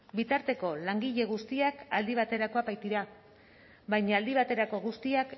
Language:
Basque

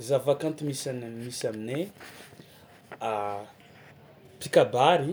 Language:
Tsimihety Malagasy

